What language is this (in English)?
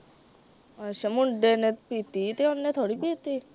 Punjabi